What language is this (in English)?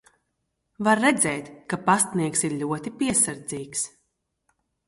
Latvian